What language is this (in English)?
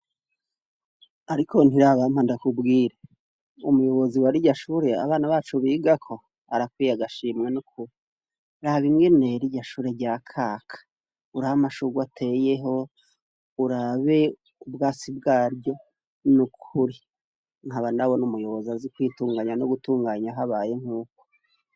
Rundi